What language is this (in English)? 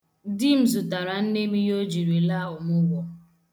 Igbo